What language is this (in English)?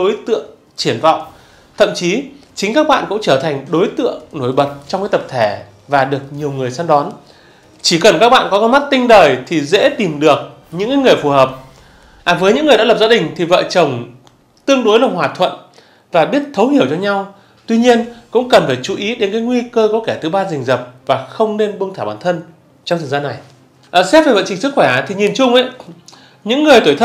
Vietnamese